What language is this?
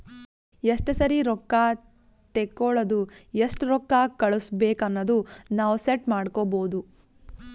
Kannada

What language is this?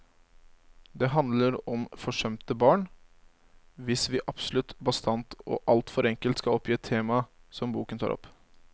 Norwegian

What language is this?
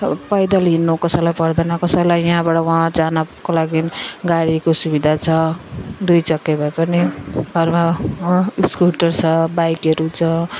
Nepali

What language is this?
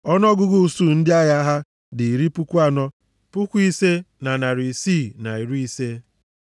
Igbo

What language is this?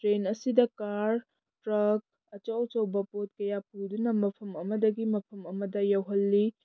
Manipuri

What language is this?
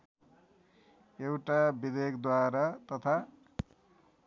Nepali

